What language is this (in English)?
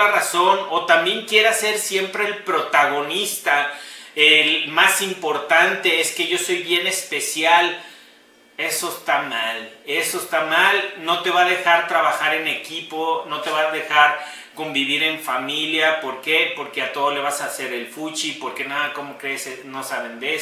Spanish